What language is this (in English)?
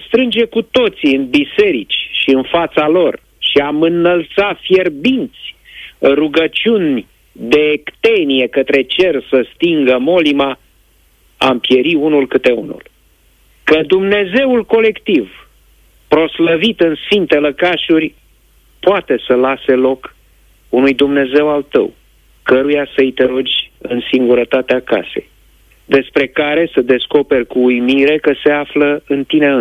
Romanian